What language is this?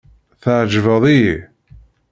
Kabyle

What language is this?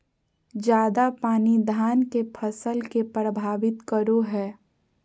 Magahi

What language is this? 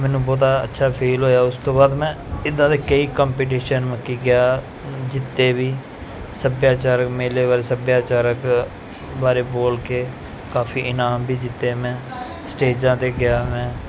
Punjabi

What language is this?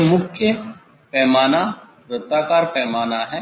Hindi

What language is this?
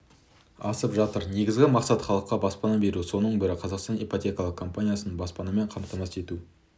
Kazakh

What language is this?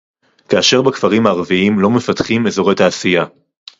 Hebrew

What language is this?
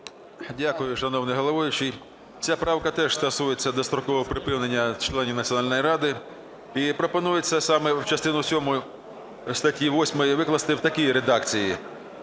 Ukrainian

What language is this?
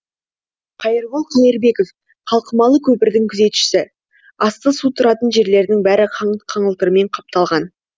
Kazakh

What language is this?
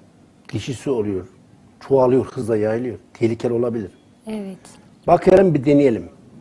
Turkish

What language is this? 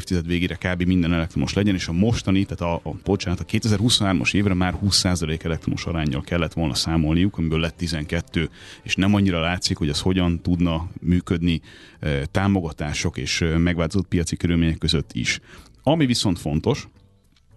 Hungarian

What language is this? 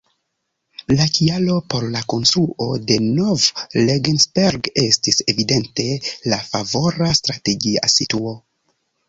Esperanto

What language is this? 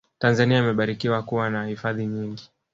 Swahili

